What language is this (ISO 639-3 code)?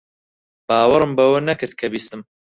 ckb